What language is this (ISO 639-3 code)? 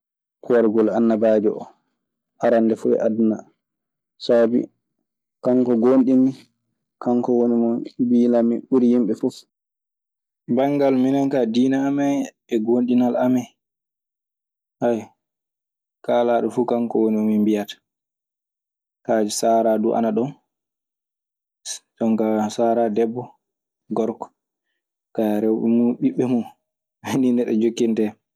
ffm